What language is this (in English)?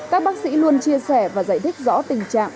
Vietnamese